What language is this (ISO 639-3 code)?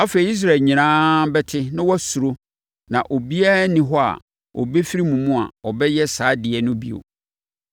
aka